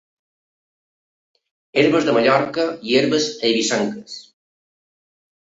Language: Catalan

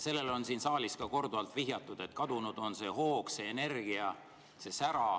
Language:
Estonian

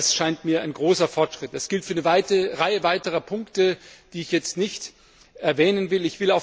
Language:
German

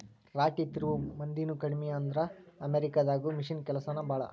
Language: Kannada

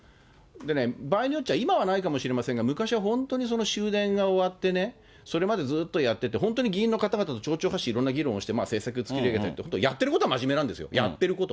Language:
Japanese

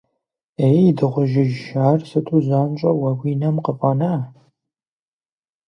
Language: Kabardian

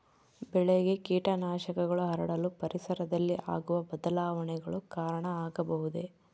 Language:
Kannada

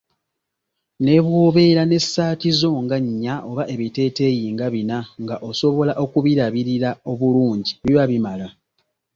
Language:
Ganda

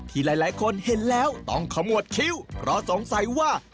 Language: Thai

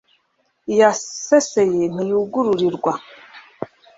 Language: Kinyarwanda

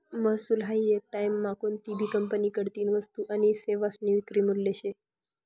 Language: Marathi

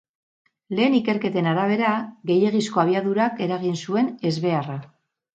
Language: Basque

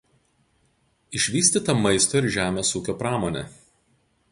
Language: Lithuanian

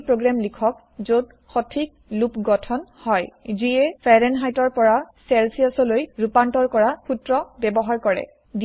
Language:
Assamese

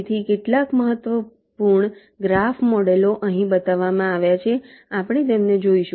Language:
Gujarati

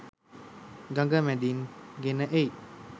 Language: Sinhala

